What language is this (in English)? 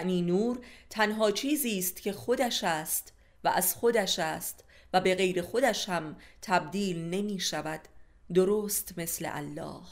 Persian